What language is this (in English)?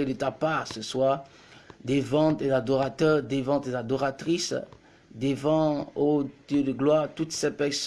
French